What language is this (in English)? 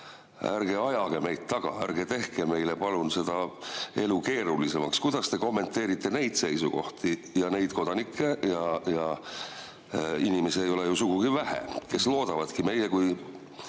Estonian